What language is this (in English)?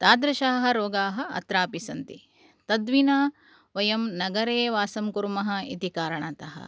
Sanskrit